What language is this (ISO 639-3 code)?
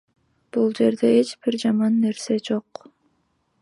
kir